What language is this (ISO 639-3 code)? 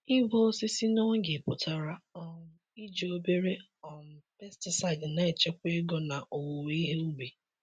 ibo